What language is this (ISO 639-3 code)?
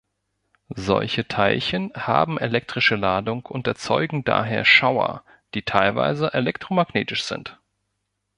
deu